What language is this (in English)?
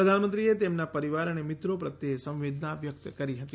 Gujarati